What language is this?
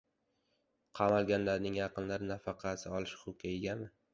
Uzbek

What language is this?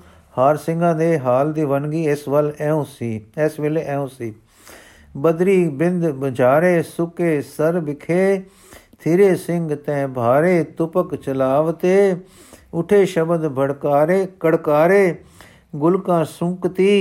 Punjabi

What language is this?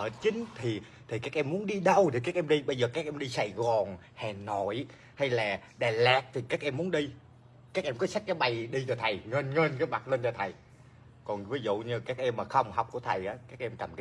Vietnamese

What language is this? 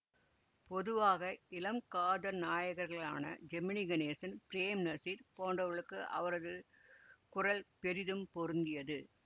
Tamil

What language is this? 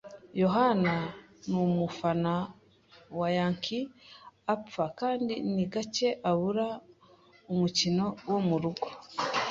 Kinyarwanda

